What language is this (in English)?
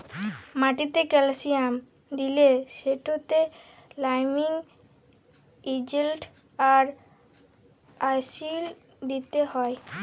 Bangla